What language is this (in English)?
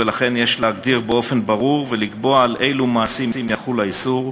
Hebrew